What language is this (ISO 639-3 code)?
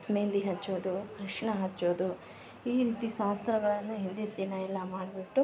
kan